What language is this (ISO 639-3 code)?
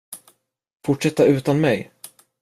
swe